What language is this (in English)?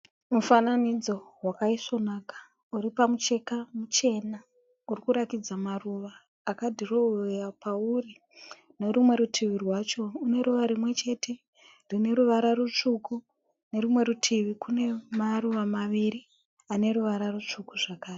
Shona